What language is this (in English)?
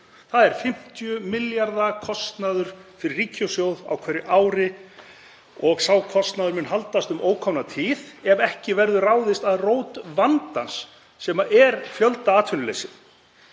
Icelandic